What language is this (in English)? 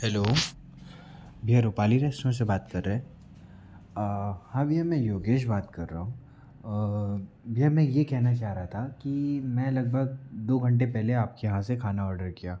Hindi